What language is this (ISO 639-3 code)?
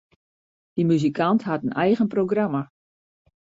fry